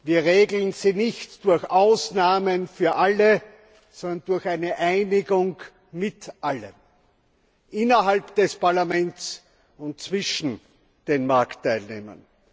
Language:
German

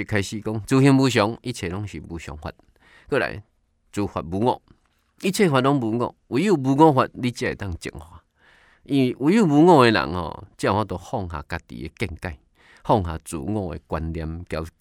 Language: Chinese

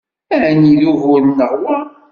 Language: Kabyle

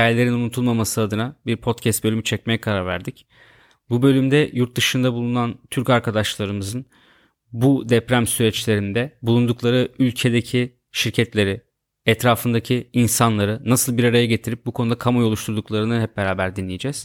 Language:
Turkish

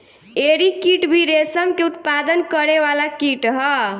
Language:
Bhojpuri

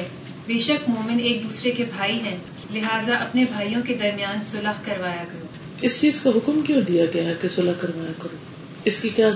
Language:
Urdu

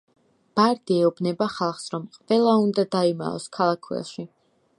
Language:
Georgian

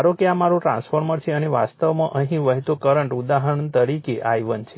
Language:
Gujarati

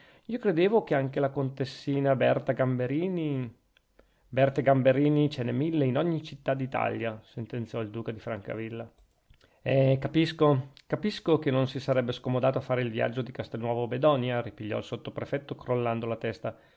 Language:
Italian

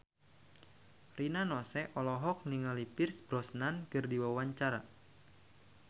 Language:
Sundanese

